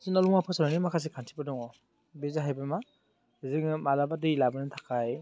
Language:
Bodo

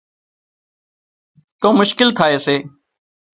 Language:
Wadiyara Koli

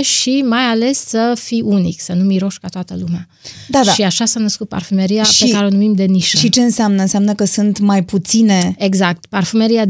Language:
Romanian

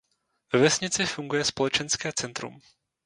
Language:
Czech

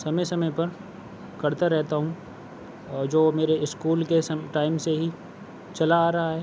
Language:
Urdu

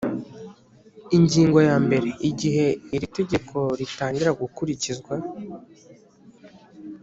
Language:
Kinyarwanda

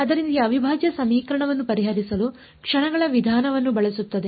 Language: Kannada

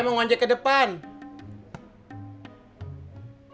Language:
Indonesian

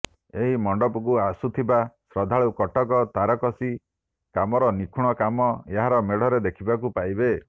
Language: Odia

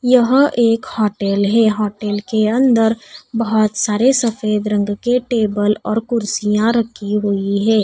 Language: Hindi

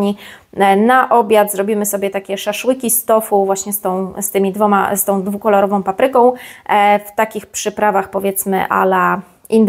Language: Polish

